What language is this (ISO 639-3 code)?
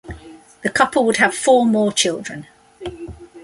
eng